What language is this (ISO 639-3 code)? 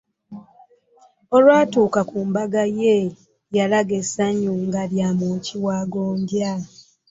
lug